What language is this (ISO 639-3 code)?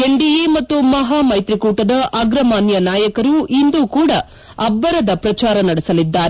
kan